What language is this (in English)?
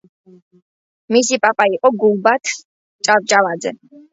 Georgian